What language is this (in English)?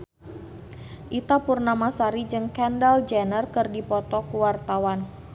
Sundanese